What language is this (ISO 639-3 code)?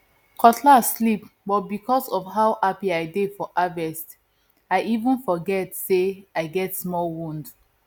pcm